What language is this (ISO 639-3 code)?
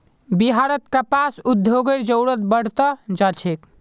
mag